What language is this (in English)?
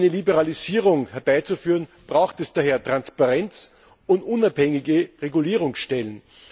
German